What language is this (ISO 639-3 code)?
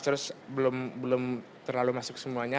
ind